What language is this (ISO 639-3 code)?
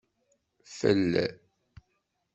kab